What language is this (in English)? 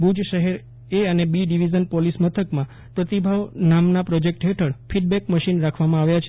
Gujarati